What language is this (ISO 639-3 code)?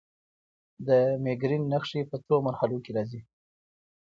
pus